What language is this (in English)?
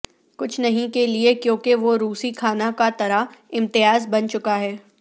Urdu